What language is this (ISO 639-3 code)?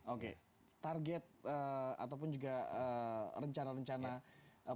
ind